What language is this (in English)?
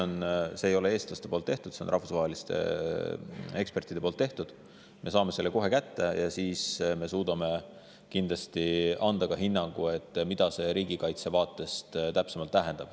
Estonian